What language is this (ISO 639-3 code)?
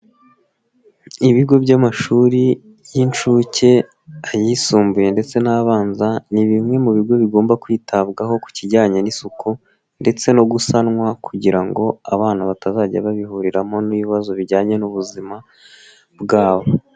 kin